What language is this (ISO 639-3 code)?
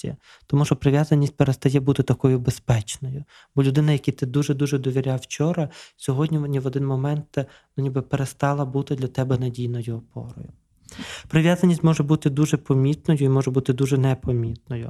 ukr